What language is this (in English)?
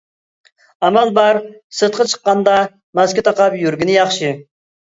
Uyghur